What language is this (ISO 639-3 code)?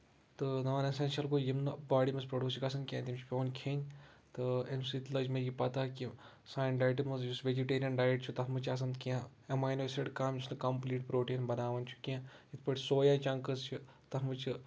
kas